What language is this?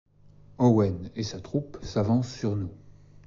French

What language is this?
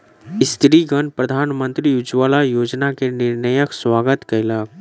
Maithili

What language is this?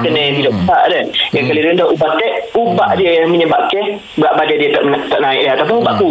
Malay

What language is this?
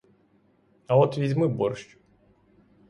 Ukrainian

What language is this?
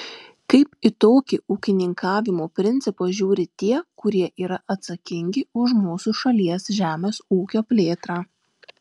Lithuanian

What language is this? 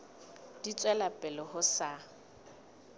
Southern Sotho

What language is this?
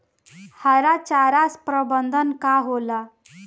Bhojpuri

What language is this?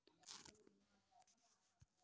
Hindi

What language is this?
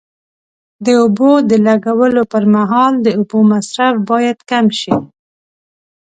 Pashto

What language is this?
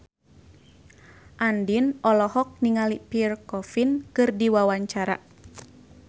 Sundanese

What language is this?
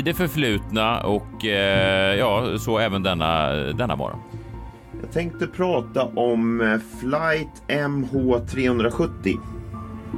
Swedish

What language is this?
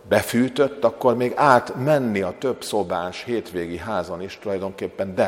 Hungarian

